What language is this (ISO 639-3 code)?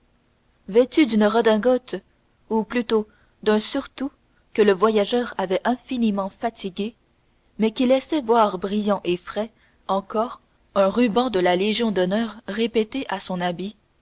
fra